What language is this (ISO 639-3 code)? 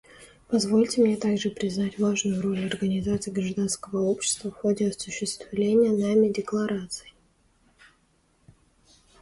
rus